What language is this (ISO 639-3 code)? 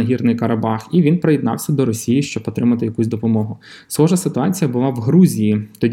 ukr